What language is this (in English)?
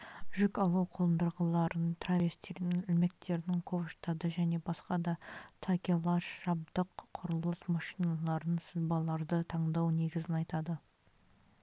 Kazakh